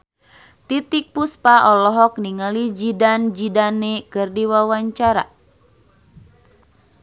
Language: Sundanese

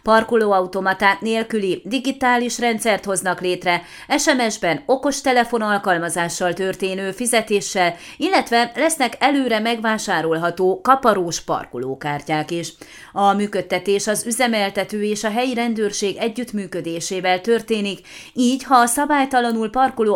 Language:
Hungarian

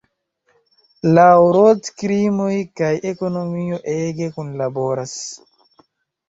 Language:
Esperanto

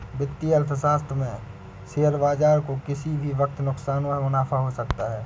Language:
Hindi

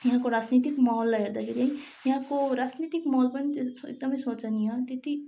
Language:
Nepali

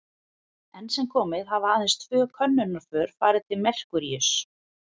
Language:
Icelandic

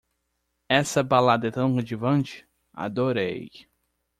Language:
Portuguese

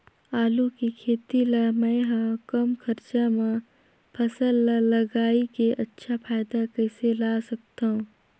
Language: Chhattisgarhi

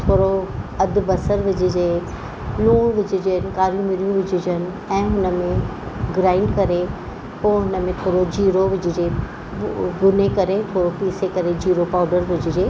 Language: Sindhi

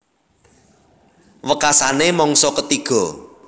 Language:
Javanese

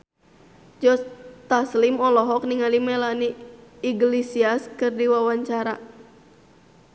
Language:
Sundanese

